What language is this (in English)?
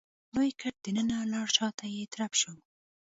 Pashto